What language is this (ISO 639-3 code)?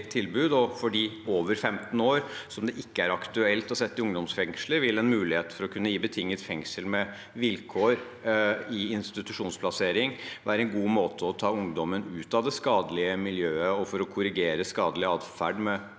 nor